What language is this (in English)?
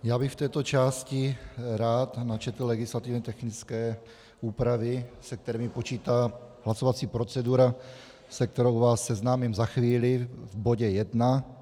Czech